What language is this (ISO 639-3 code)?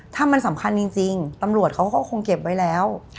tha